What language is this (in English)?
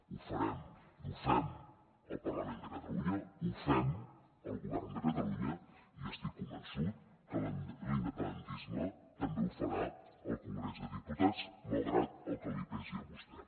Catalan